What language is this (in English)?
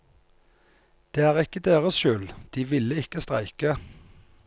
Norwegian